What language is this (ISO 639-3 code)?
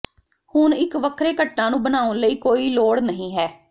pan